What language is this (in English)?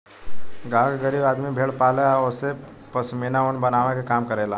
Bhojpuri